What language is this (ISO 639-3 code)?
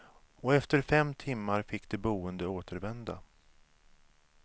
swe